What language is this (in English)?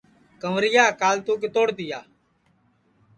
Sansi